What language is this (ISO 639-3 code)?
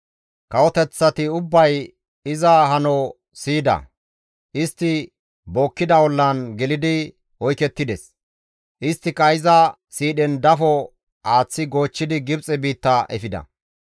gmv